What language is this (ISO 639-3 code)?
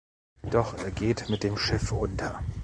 deu